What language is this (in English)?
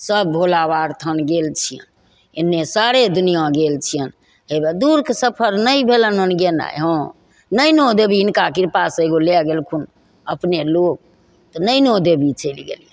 Maithili